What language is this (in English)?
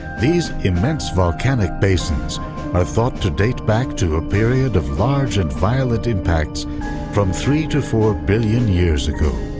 English